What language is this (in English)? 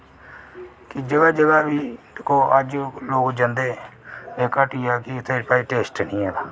Dogri